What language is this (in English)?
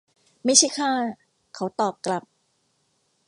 Thai